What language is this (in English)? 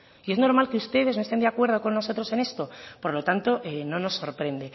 Spanish